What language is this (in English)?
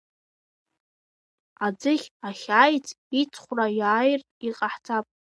Abkhazian